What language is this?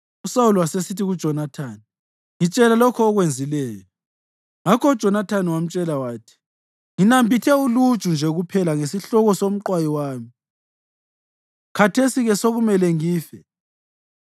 North Ndebele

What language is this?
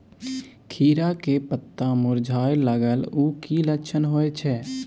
Maithili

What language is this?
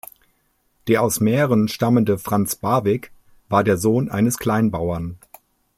German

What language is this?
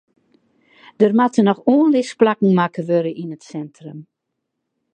Western Frisian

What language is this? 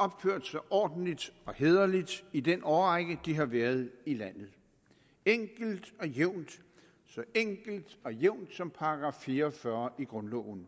Danish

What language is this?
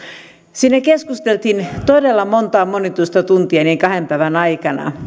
Finnish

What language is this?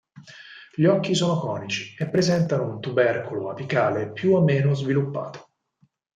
Italian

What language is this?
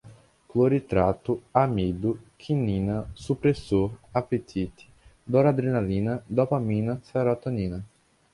Portuguese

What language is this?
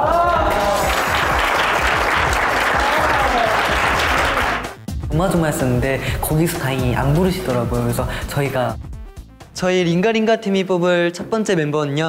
Korean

